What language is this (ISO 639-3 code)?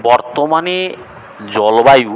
ben